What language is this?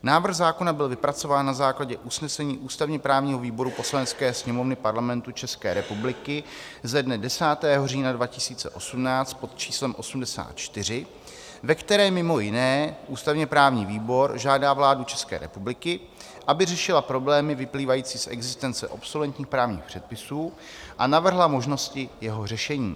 Czech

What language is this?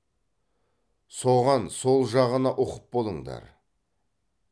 Kazakh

